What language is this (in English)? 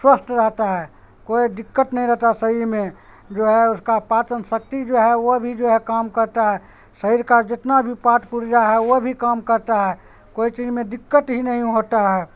Urdu